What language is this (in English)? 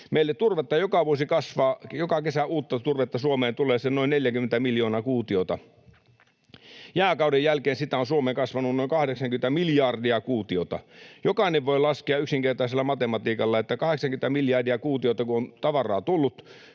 Finnish